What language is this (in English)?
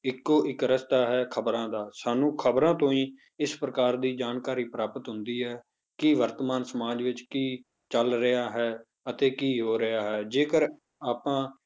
Punjabi